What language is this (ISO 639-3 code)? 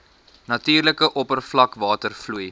afr